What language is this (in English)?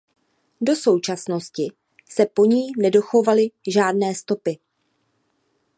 Czech